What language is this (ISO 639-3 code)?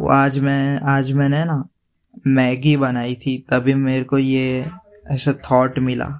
hin